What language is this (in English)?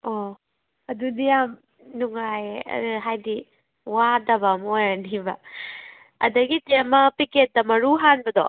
Manipuri